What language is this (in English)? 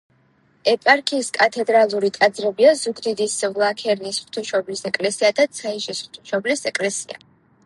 Georgian